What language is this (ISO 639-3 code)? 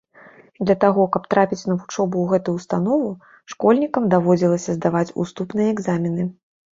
bel